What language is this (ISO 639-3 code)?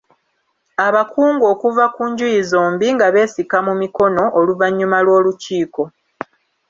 lug